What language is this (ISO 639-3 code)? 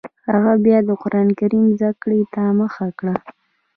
pus